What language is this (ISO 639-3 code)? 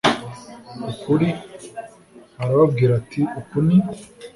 kin